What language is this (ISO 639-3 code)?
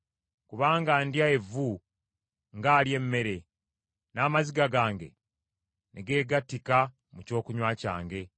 lug